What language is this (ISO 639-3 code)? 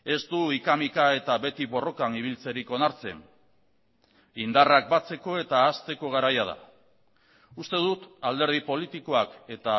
eus